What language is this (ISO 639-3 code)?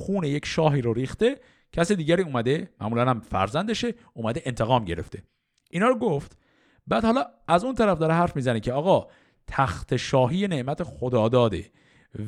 fas